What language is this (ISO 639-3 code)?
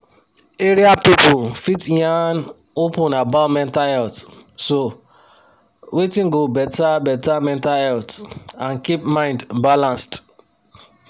pcm